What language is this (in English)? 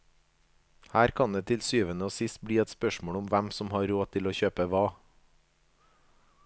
Norwegian